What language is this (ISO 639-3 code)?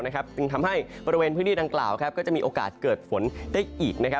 tha